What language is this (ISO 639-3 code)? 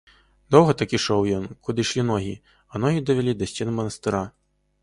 bel